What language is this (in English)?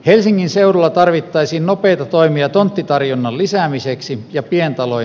Finnish